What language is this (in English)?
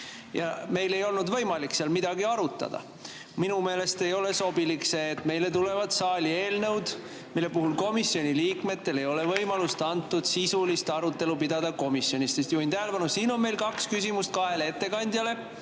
Estonian